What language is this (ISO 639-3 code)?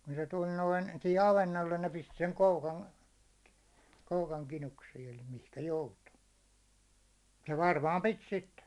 fin